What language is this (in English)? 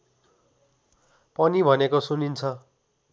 Nepali